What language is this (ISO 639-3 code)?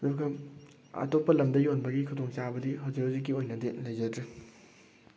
mni